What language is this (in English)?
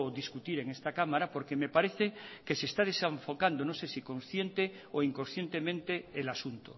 Spanish